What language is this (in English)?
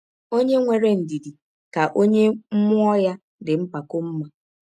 Igbo